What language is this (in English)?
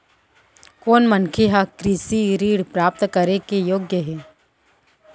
Chhattisgarhi